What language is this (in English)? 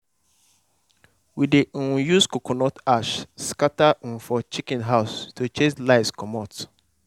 Nigerian Pidgin